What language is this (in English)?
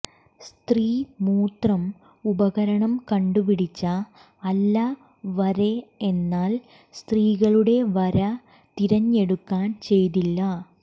Malayalam